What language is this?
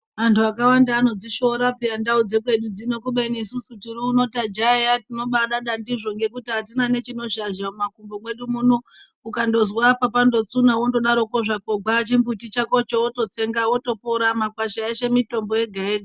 Ndau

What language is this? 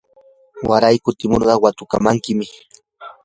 Yanahuanca Pasco Quechua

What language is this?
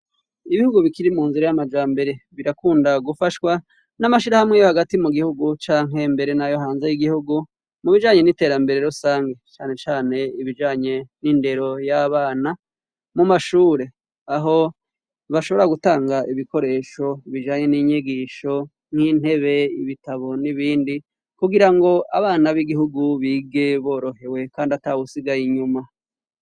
Rundi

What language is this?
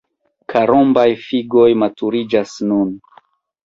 Esperanto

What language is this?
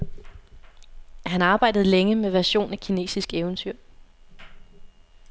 Danish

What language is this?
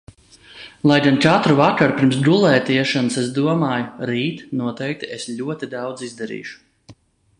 Latvian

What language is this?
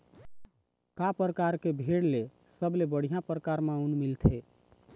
Chhattisgarhi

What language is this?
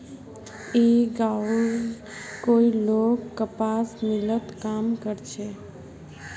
Magahi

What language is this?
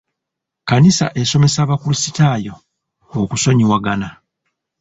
Ganda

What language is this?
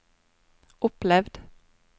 Norwegian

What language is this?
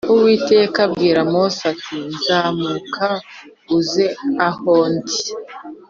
Kinyarwanda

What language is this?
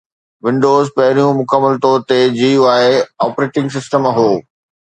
Sindhi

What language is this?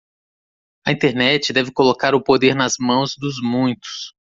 Portuguese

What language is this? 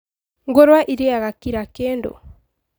Kikuyu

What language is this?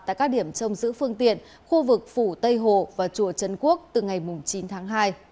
Vietnamese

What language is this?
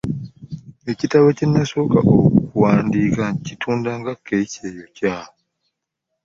Ganda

